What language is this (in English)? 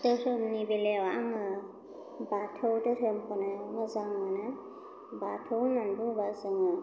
Bodo